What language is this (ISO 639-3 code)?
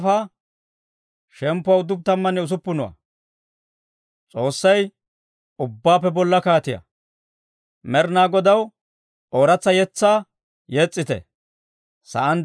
dwr